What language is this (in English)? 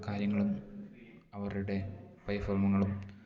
Malayalam